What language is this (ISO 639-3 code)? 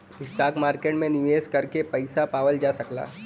bho